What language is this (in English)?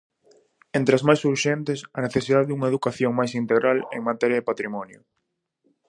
Galician